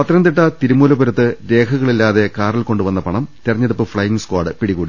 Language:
Malayalam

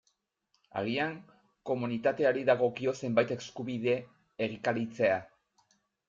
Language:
Basque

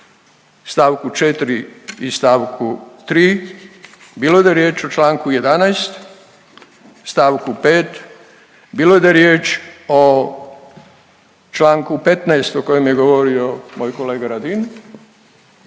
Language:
Croatian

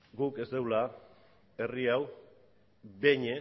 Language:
Basque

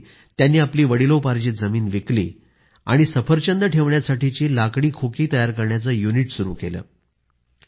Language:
Marathi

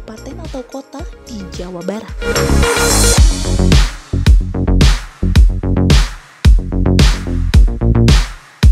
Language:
Indonesian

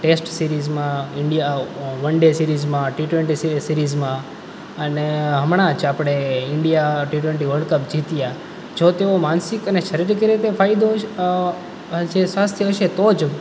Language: Gujarati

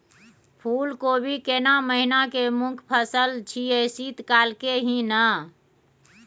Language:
Maithili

